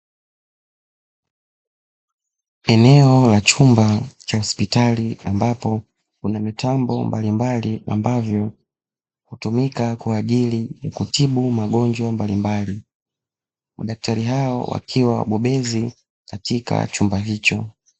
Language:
Swahili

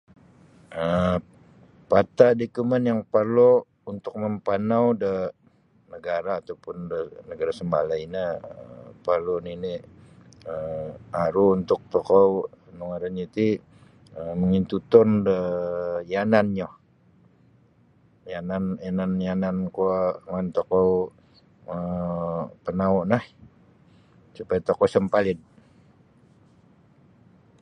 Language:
Sabah Bisaya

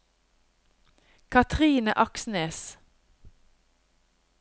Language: Norwegian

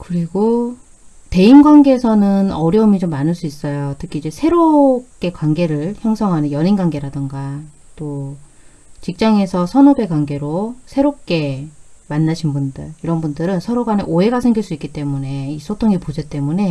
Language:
Korean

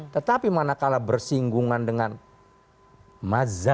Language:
Indonesian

